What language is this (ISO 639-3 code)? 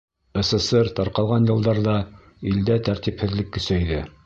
bak